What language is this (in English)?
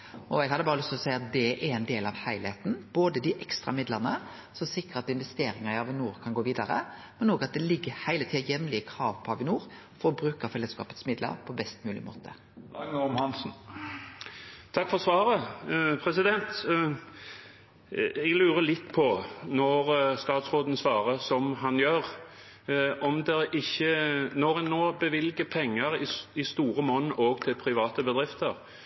Norwegian